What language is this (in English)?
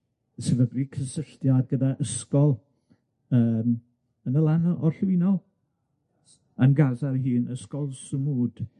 Welsh